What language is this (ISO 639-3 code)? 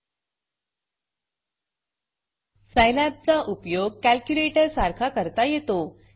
mar